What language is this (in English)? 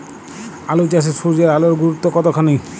Bangla